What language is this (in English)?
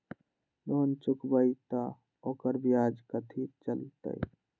Magahi